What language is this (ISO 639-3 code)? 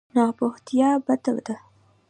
pus